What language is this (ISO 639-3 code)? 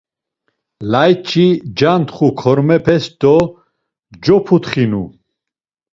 lzz